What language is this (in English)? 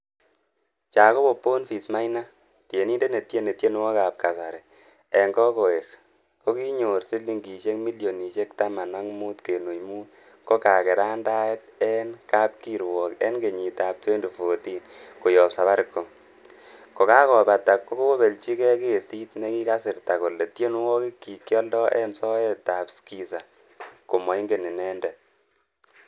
Kalenjin